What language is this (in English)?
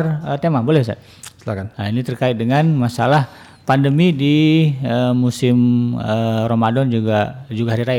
Indonesian